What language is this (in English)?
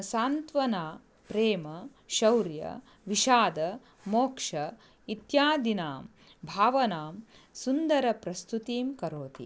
Sanskrit